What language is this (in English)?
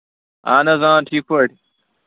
Kashmiri